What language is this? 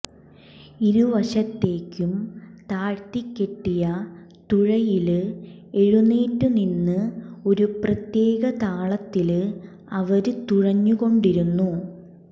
Malayalam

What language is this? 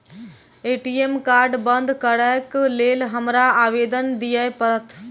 Maithili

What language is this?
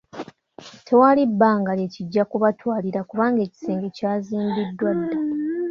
Ganda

